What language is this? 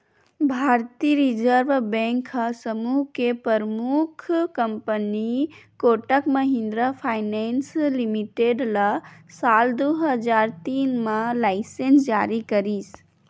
Chhattisgarhi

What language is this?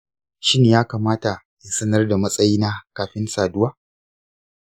Hausa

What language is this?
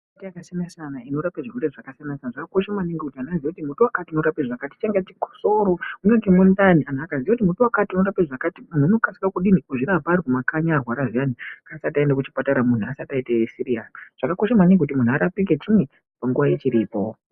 Ndau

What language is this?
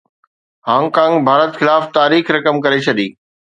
Sindhi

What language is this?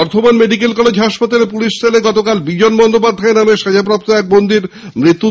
Bangla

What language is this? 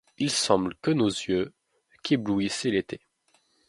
French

